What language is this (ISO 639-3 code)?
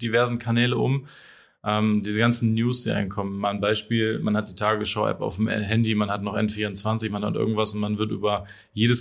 deu